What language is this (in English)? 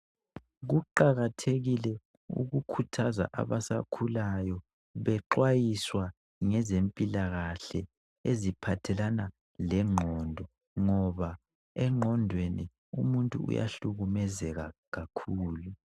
North Ndebele